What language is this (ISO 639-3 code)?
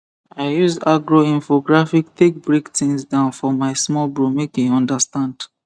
pcm